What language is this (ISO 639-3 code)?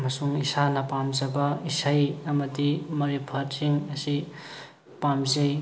mni